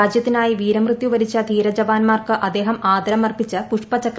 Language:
Malayalam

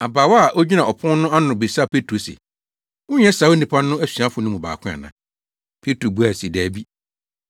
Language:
Akan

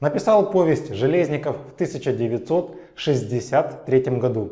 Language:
Russian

